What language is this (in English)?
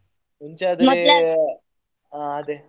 Kannada